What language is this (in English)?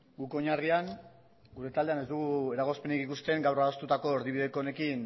Basque